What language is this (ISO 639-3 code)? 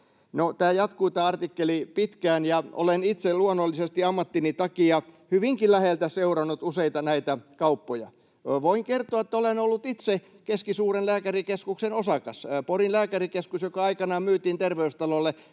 fin